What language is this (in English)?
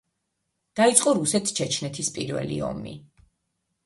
Georgian